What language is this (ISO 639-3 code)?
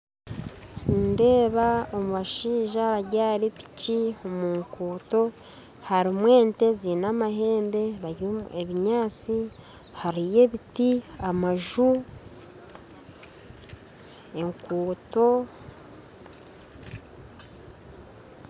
nyn